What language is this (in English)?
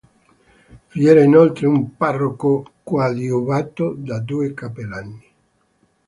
Italian